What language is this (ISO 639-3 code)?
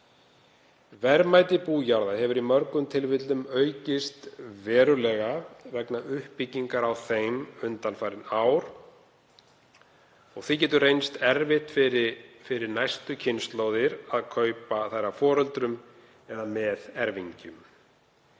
isl